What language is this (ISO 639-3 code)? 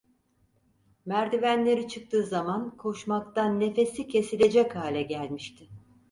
tur